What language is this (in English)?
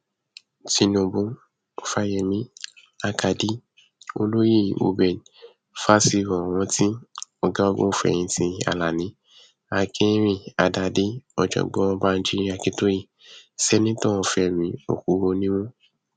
Yoruba